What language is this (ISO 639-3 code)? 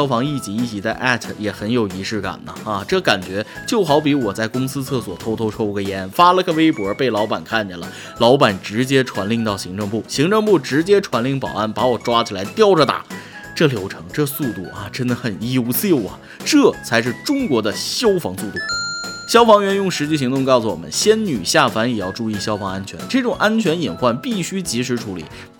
zho